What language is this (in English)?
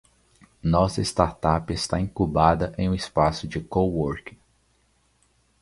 Portuguese